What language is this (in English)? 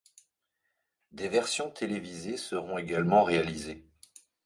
French